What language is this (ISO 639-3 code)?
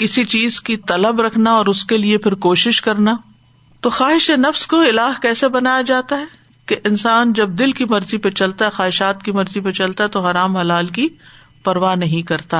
urd